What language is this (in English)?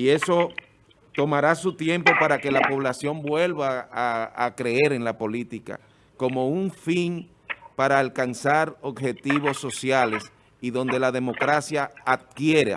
Spanish